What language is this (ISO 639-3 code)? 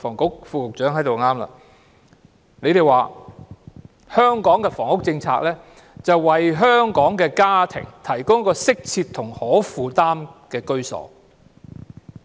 yue